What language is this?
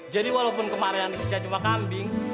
Indonesian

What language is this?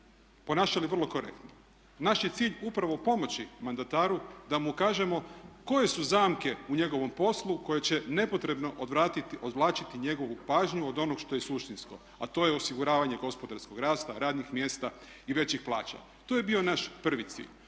Croatian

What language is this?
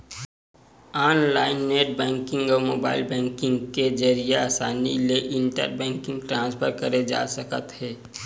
Chhattisgarhi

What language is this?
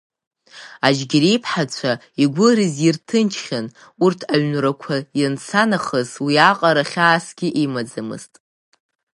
Abkhazian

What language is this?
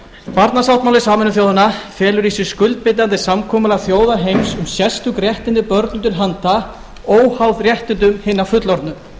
Icelandic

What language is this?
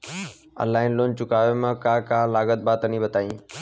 Bhojpuri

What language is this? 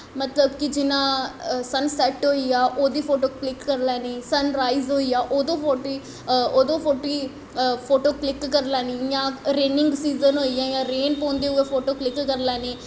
Dogri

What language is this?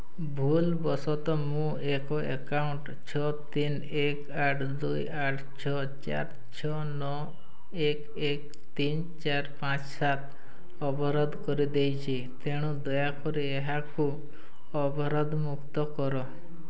Odia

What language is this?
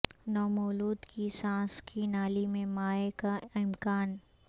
Urdu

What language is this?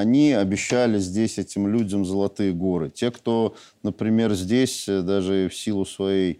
Russian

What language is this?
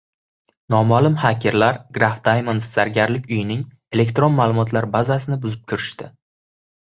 Uzbek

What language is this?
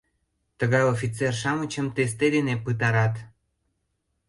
Mari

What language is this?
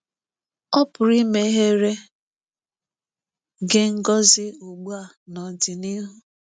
Igbo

